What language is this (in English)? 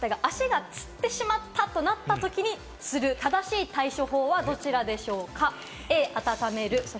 Japanese